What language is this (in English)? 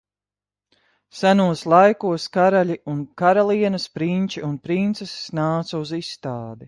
Latvian